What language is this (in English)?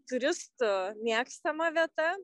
Lithuanian